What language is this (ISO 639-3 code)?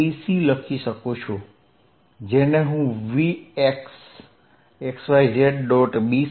guj